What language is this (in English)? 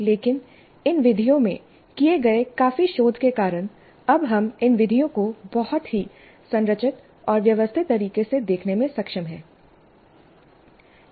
Hindi